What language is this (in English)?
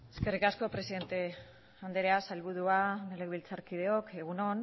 Basque